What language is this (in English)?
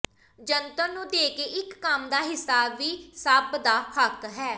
Punjabi